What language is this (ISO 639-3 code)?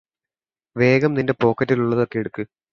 mal